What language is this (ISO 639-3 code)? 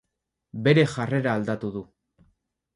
eus